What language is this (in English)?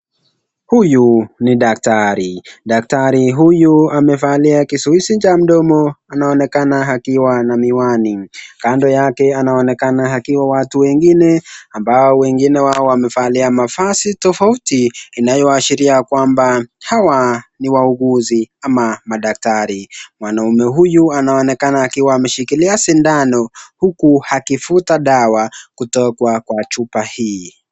Swahili